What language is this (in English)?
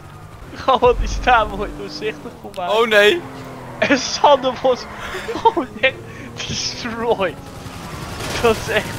Dutch